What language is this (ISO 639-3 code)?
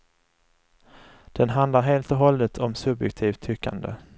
swe